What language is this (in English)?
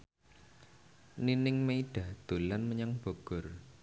Javanese